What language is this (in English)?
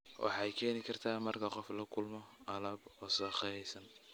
Somali